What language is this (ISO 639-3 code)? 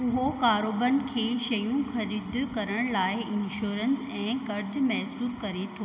snd